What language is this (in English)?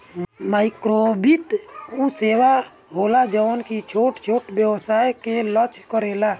Bhojpuri